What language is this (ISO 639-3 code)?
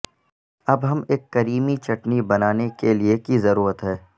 urd